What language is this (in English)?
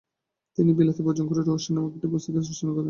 Bangla